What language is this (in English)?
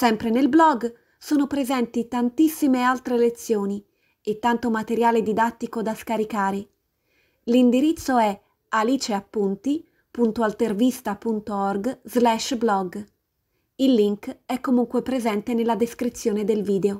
Italian